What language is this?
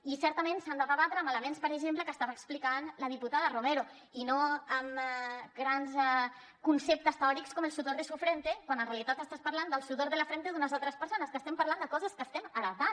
Catalan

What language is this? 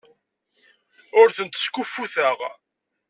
Kabyle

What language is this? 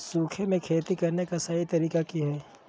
Magahi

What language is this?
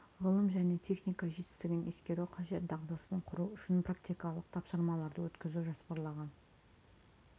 Kazakh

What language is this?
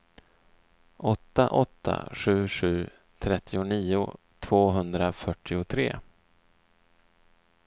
Swedish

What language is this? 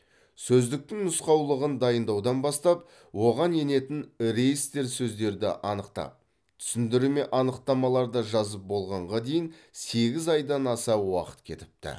Kazakh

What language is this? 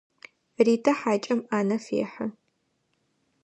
Adyghe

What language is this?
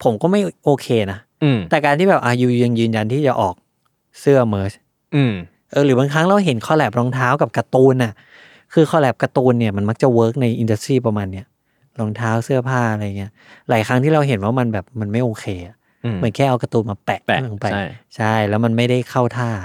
Thai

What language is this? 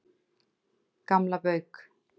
Icelandic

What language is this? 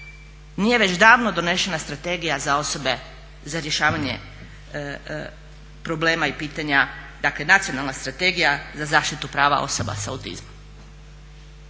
Croatian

